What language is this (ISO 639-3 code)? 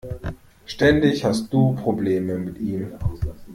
deu